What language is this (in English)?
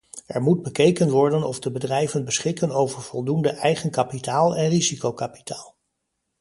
Dutch